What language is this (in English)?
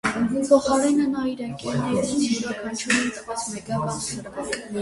Armenian